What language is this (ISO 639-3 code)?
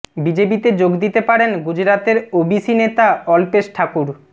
ben